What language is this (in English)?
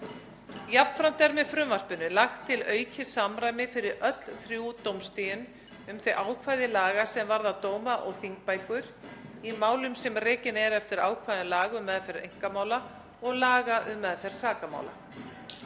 Icelandic